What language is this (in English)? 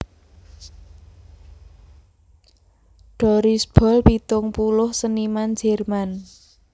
Javanese